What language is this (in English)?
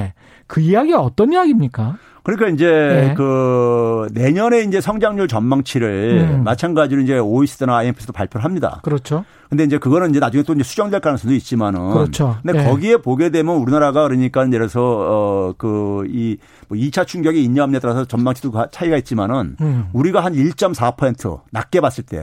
Korean